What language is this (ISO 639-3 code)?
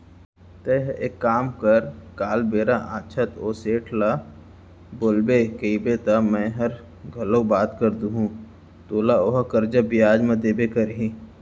hne